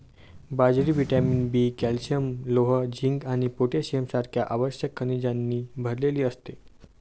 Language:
Marathi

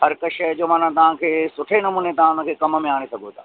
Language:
Sindhi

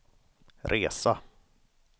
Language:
Swedish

